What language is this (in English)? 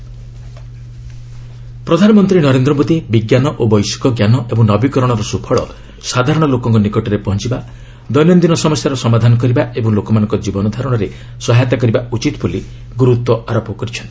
Odia